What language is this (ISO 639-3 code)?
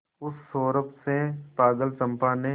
hin